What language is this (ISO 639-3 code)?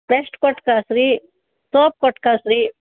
kan